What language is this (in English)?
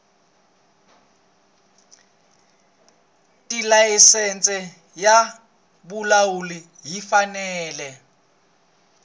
Tsonga